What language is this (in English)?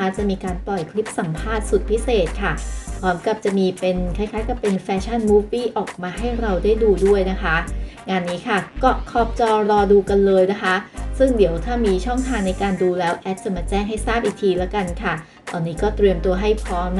Thai